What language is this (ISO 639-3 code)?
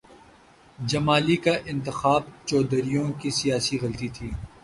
urd